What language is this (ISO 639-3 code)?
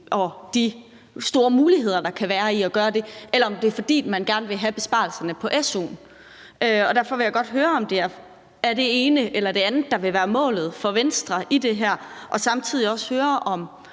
dan